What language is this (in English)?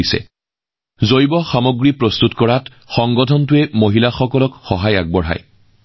Assamese